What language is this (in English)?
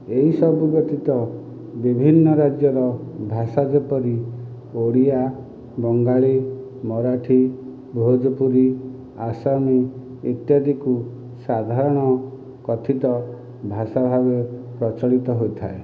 Odia